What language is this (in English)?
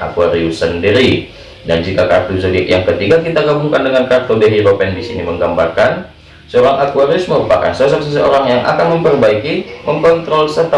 Indonesian